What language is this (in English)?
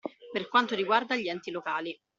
Italian